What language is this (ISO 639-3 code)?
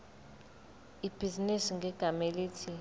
zul